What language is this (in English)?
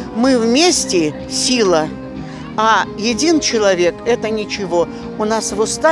Russian